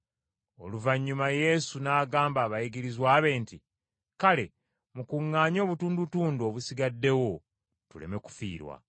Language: Ganda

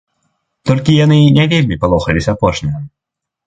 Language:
Belarusian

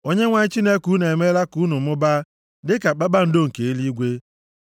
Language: Igbo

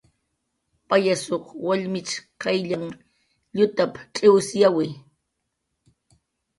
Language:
Jaqaru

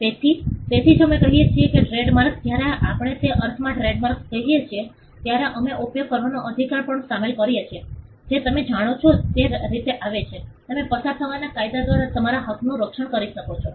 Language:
Gujarati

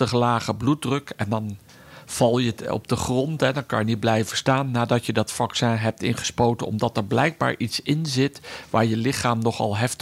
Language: Dutch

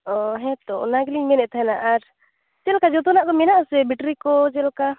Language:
Santali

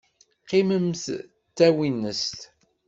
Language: Kabyle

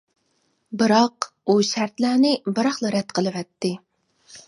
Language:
Uyghur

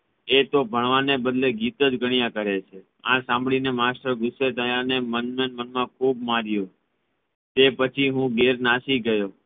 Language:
Gujarati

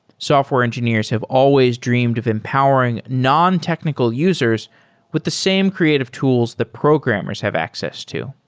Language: English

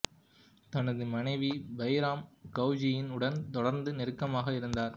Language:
Tamil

